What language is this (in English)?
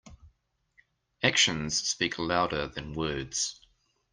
English